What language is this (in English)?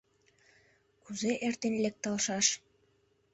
Mari